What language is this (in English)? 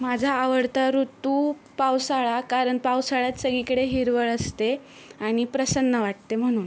Marathi